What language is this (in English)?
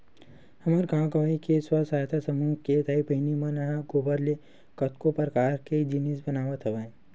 Chhattisgarhi